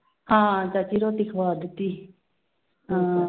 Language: Punjabi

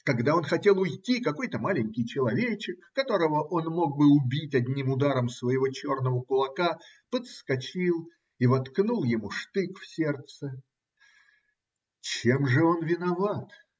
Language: Russian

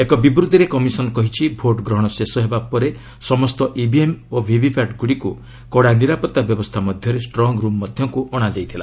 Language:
Odia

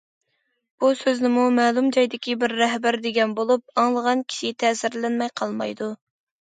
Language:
Uyghur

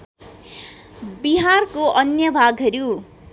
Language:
Nepali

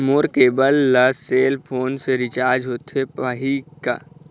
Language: Chhattisgarhi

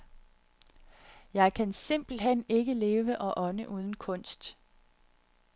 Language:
Danish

